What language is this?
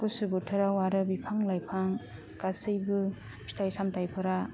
Bodo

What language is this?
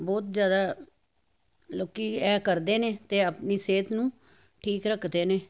Punjabi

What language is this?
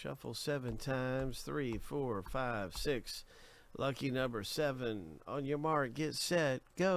English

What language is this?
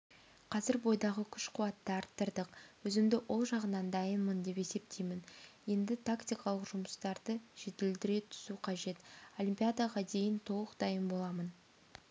Kazakh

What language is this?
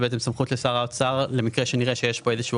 Hebrew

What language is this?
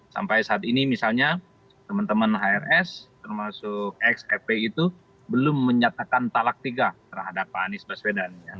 Indonesian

